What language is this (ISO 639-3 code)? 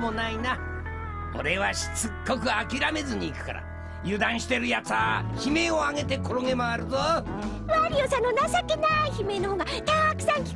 jpn